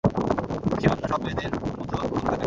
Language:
Bangla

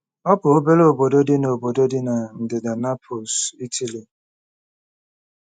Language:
Igbo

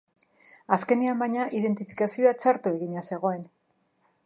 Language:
Basque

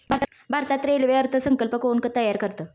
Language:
Marathi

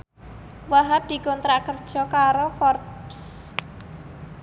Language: Javanese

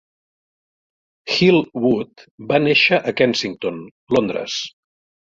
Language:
Catalan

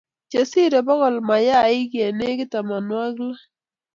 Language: Kalenjin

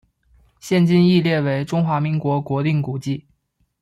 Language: Chinese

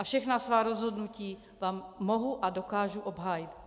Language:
Czech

